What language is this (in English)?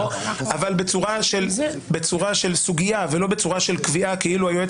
Hebrew